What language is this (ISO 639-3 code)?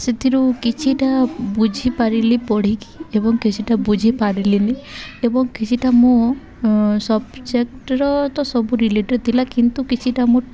ori